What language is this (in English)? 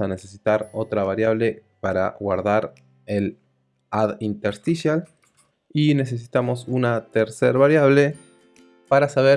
Spanish